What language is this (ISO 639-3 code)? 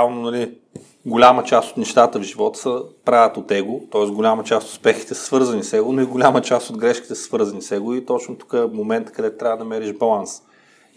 bul